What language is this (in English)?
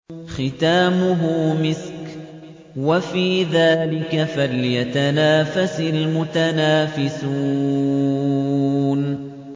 Arabic